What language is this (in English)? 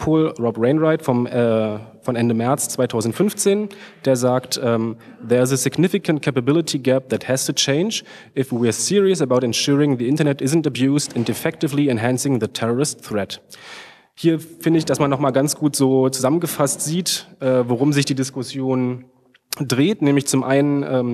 German